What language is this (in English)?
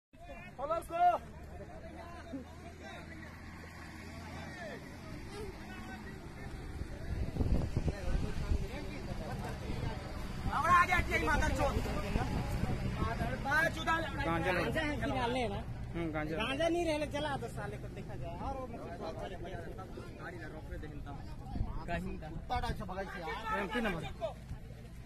Hindi